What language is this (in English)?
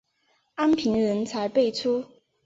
Chinese